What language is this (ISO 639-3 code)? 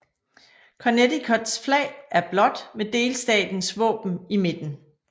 dan